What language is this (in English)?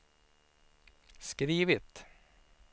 Swedish